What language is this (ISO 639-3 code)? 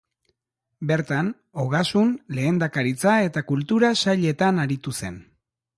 eus